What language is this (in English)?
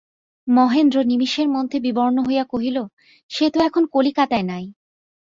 Bangla